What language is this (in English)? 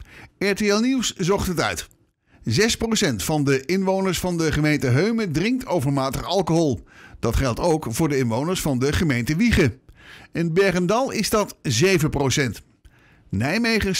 Dutch